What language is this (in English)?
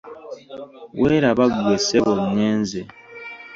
Ganda